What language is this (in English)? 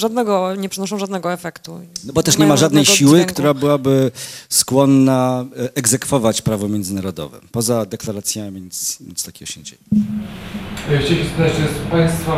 Polish